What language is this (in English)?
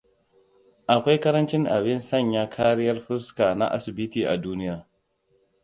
Hausa